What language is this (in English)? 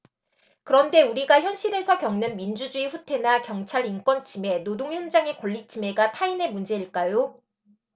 Korean